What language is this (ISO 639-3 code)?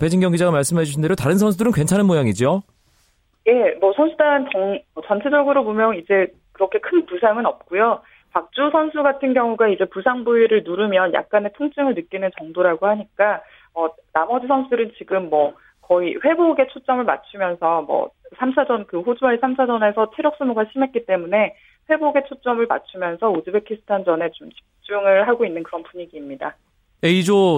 kor